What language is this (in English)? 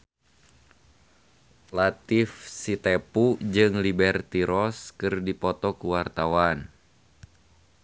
Sundanese